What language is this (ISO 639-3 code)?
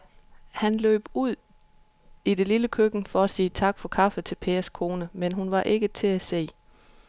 dan